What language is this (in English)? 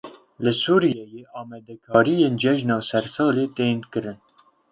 Kurdish